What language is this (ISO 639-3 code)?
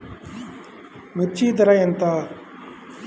tel